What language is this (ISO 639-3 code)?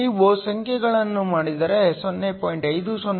kan